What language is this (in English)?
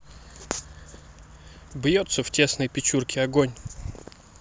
Russian